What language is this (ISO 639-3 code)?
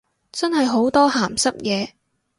yue